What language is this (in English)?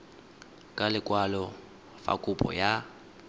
Tswana